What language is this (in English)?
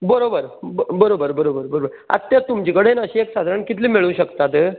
Konkani